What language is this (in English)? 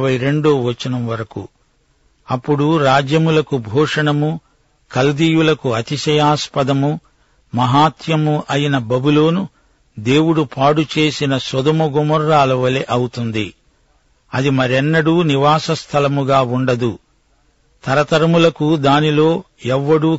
Telugu